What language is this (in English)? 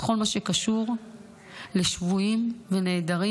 Hebrew